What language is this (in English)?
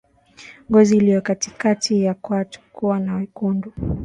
Swahili